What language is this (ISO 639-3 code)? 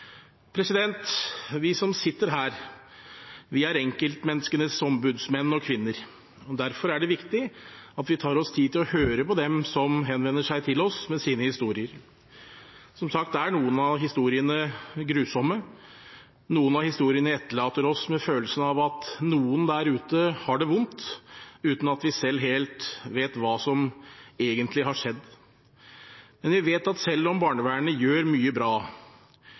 nob